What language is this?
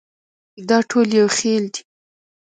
Pashto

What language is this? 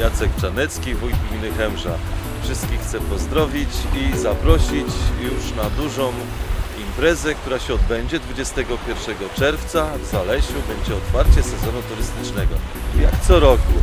Polish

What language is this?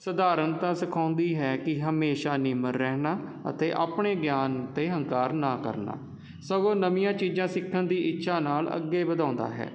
Punjabi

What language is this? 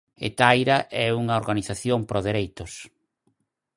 Galician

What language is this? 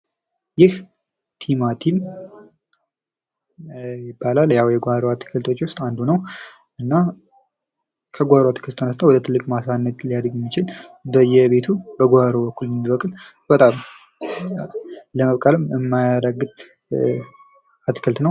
Amharic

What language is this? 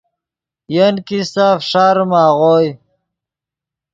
Yidgha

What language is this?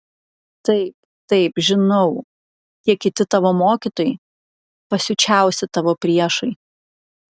Lithuanian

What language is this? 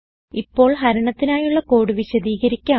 Malayalam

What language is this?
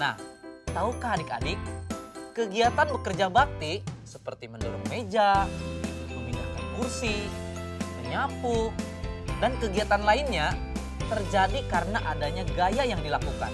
Indonesian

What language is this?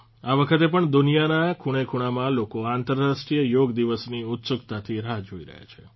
Gujarati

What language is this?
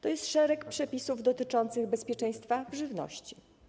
Polish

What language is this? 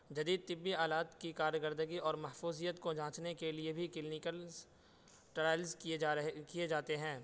Urdu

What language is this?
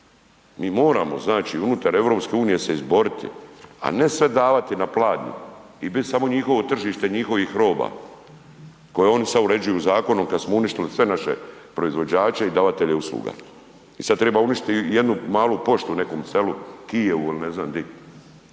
Croatian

